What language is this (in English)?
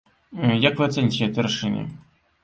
Belarusian